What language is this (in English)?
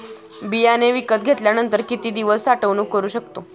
Marathi